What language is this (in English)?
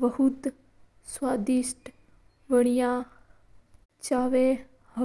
Mewari